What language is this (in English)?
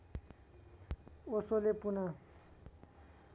Nepali